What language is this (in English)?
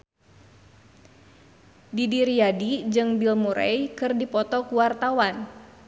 Sundanese